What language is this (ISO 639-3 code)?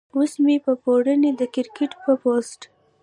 pus